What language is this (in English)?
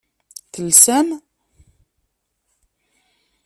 Kabyle